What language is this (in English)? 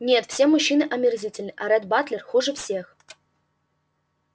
Russian